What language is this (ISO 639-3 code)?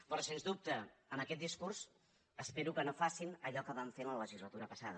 cat